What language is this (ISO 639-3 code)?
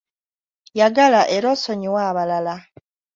lug